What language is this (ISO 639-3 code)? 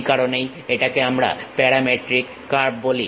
ben